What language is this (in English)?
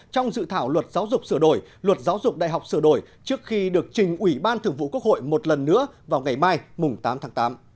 Vietnamese